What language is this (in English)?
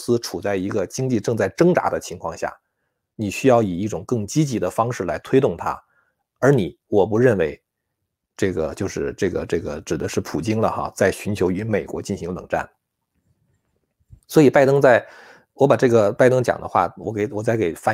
Chinese